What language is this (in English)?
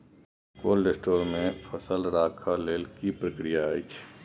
Maithili